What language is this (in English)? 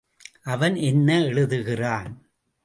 Tamil